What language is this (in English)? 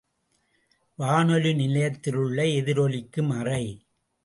Tamil